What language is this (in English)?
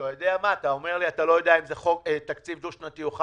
Hebrew